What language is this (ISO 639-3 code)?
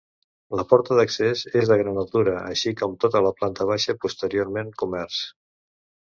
cat